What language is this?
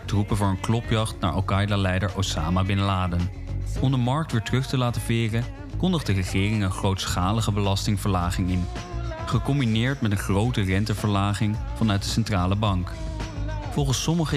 Dutch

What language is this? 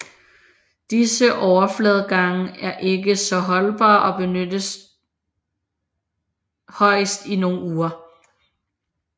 Danish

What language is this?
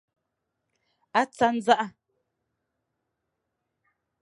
Fang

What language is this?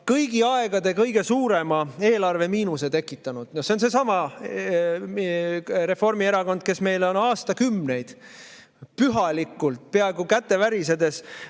Estonian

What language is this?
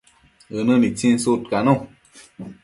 Matsés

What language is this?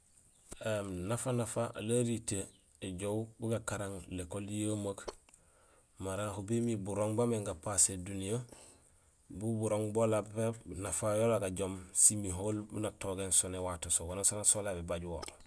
Gusilay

